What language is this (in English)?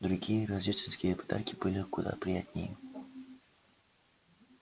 Russian